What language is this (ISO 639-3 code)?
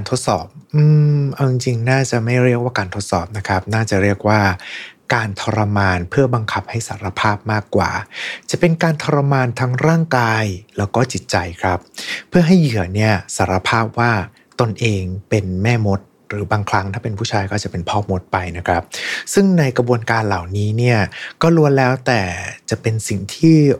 tha